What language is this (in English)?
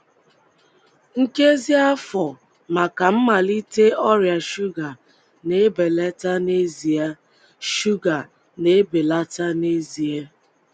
Igbo